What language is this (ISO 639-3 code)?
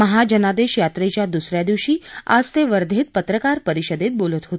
mar